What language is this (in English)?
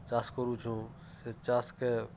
Odia